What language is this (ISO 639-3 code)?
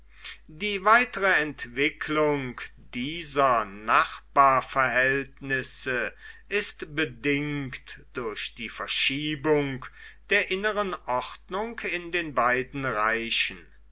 deu